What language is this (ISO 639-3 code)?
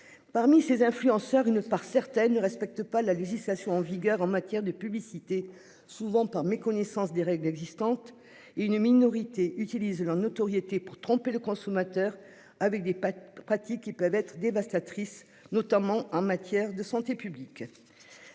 fra